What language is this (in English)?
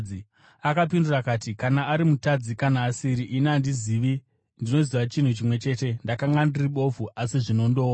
Shona